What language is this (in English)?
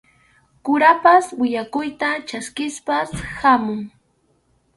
Arequipa-La Unión Quechua